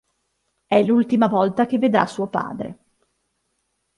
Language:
Italian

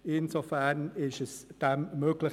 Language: Swiss German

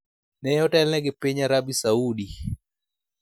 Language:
Luo (Kenya and Tanzania)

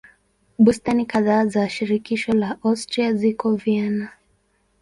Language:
Swahili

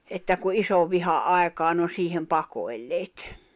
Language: Finnish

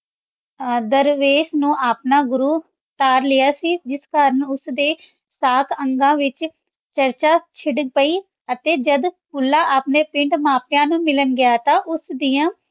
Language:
Punjabi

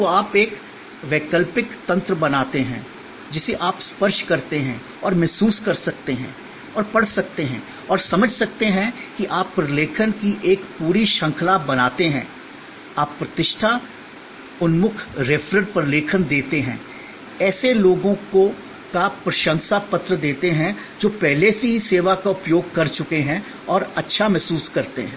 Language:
Hindi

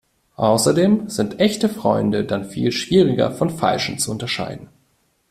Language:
German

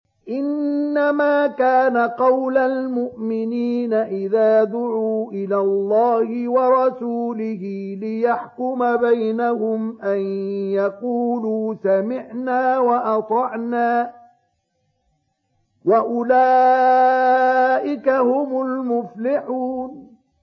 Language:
Arabic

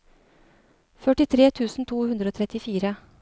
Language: Norwegian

